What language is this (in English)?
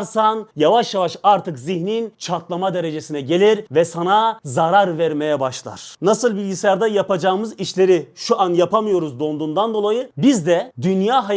Turkish